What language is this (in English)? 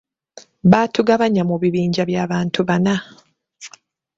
Ganda